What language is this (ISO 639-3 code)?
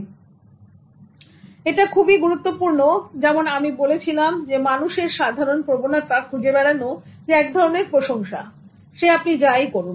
ben